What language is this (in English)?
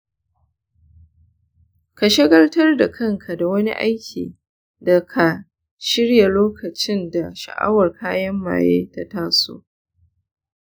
Hausa